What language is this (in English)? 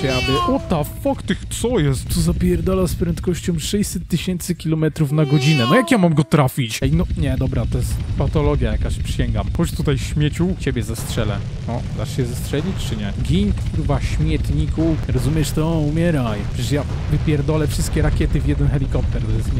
Polish